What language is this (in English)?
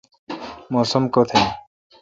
Kalkoti